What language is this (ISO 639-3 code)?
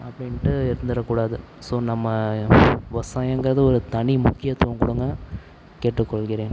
tam